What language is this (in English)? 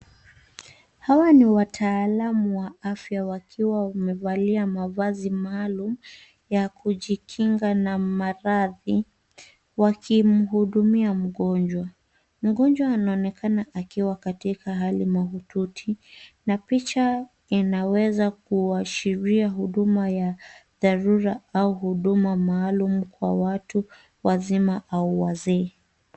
Swahili